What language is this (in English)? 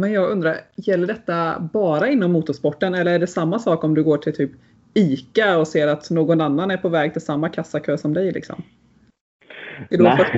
Swedish